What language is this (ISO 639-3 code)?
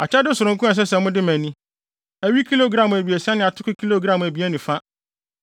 aka